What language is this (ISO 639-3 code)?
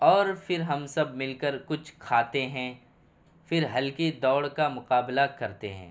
urd